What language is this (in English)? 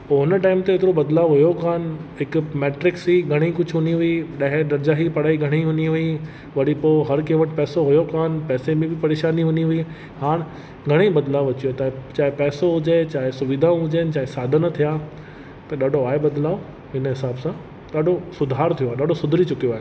Sindhi